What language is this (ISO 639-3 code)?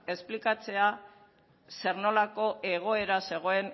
eus